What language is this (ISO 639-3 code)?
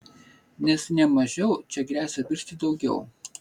lit